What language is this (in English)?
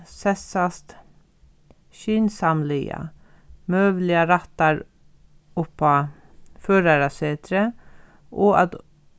Faroese